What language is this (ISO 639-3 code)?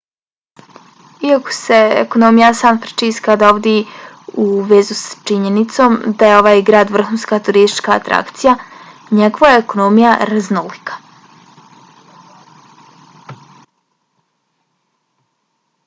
bos